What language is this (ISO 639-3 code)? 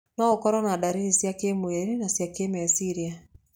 kik